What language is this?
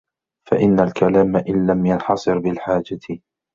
Arabic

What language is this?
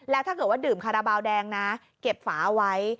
Thai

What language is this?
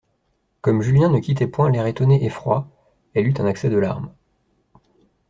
French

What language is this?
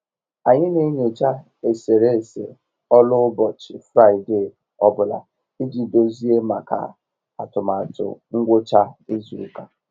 Igbo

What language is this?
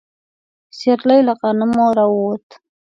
Pashto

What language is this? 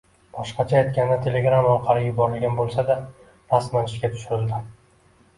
Uzbek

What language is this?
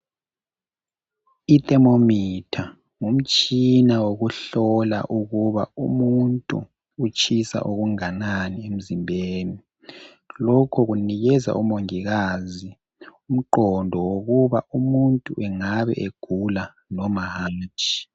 North Ndebele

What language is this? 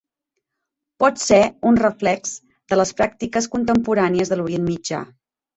Catalan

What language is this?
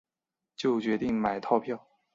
Chinese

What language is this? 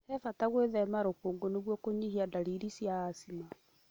Kikuyu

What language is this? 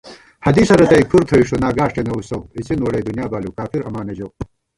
Gawar-Bati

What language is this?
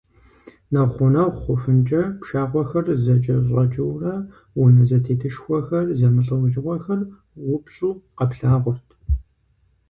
Kabardian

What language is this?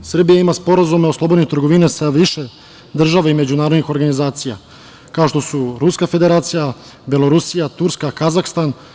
Serbian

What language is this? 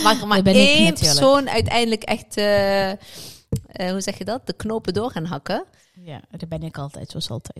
Dutch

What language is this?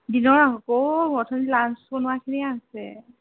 Assamese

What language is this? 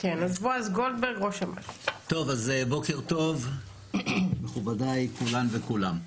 Hebrew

